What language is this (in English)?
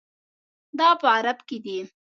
Pashto